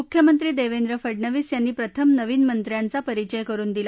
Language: Marathi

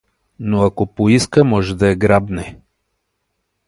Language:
Bulgarian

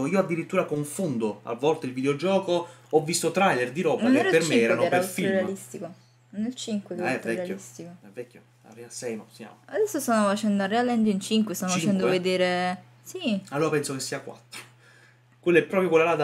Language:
Italian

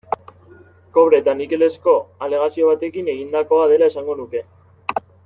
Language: Basque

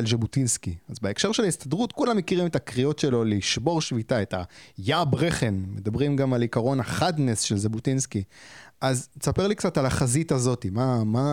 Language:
Hebrew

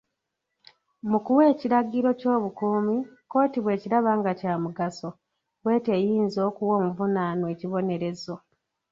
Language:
Ganda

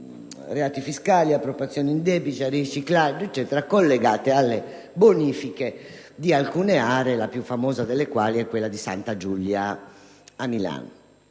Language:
Italian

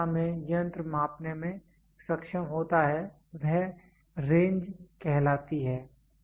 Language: Hindi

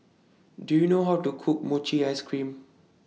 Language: English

